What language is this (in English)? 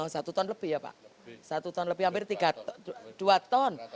Indonesian